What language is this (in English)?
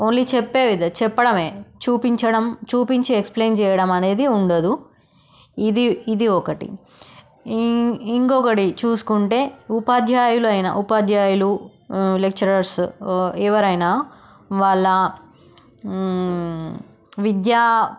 Telugu